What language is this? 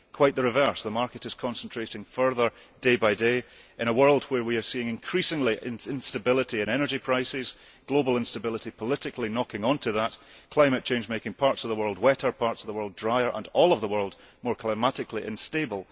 English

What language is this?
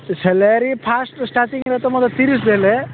Odia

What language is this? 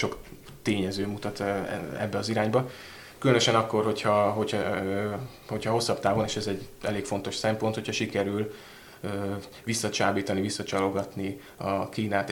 Hungarian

